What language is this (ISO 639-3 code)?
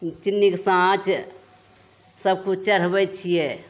mai